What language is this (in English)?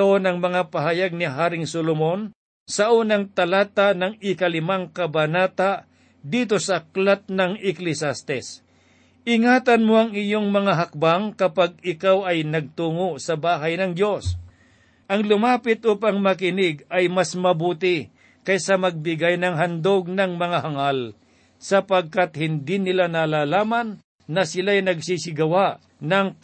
Filipino